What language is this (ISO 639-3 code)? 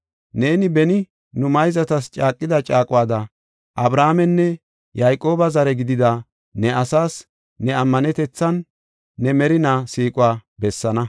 gof